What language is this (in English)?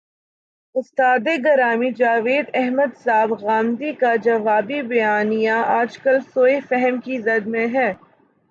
Urdu